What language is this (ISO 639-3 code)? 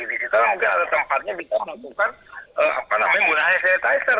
ind